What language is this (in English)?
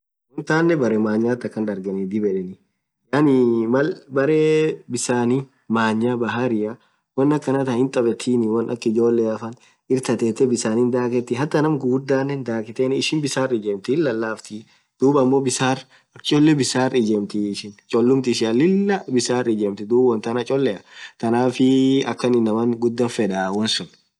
Orma